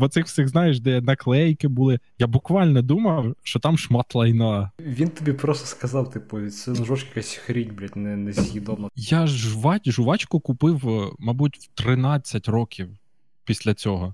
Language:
Ukrainian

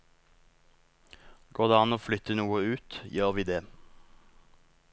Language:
Norwegian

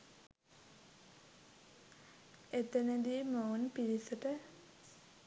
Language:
Sinhala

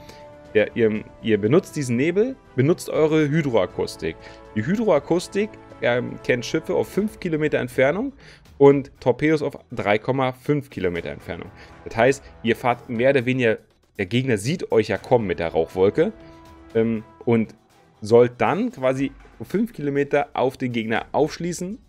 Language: German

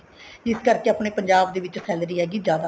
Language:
Punjabi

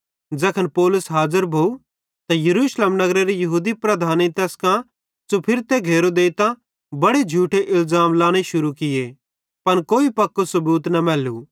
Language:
Bhadrawahi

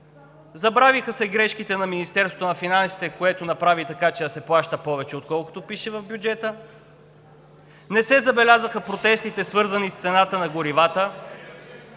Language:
Bulgarian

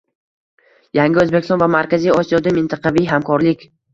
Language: Uzbek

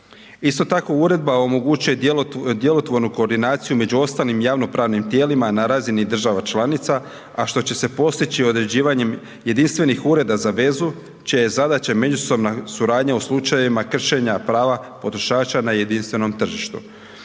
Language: Croatian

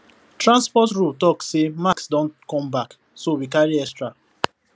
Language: Nigerian Pidgin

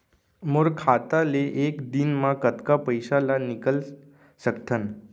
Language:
Chhattisgarhi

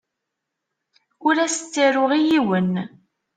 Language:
Kabyle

